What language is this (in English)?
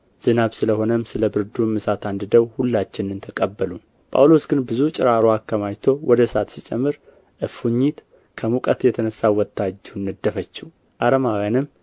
Amharic